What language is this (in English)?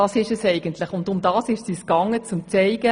Swiss German